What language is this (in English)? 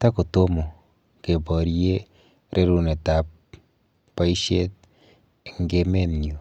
Kalenjin